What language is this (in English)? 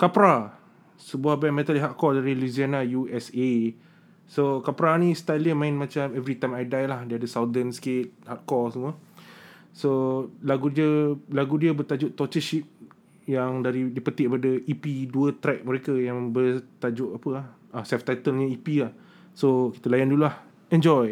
Malay